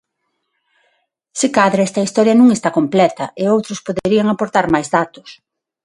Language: Galician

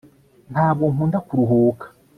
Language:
Kinyarwanda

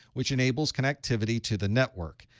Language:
English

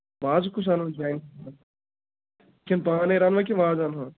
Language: Kashmiri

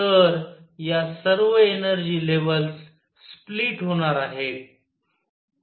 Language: Marathi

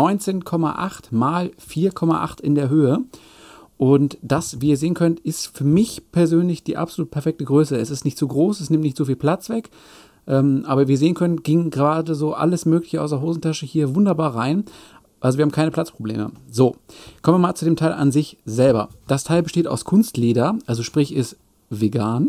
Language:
German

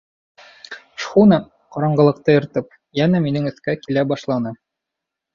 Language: Bashkir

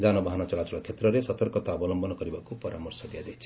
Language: Odia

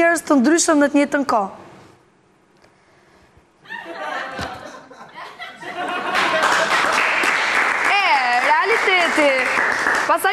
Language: Dutch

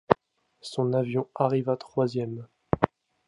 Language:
French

